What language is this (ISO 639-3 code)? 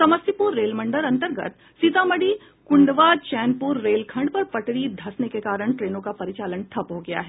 hin